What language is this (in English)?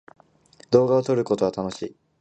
Japanese